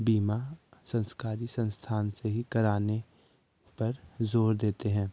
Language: Hindi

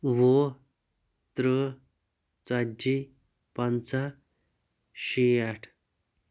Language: Kashmiri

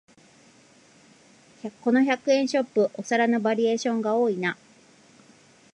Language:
Japanese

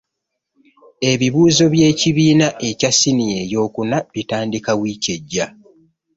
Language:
Ganda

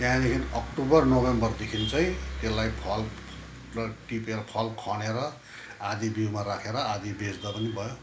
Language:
Nepali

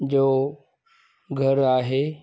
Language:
Sindhi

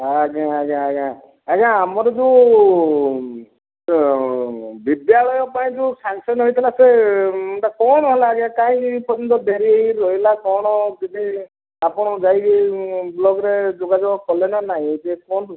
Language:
Odia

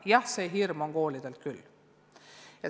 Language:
Estonian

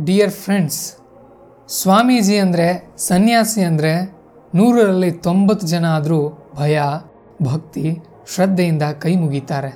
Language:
Kannada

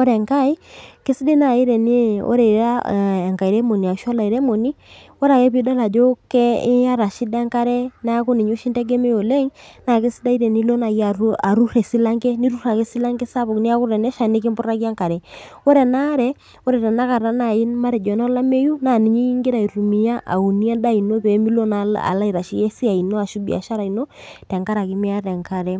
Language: Masai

